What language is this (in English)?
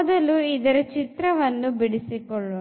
Kannada